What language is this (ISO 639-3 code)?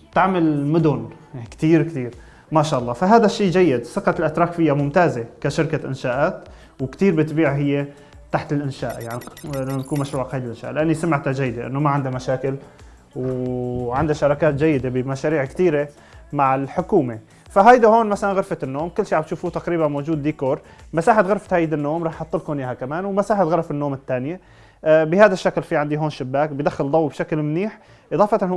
ara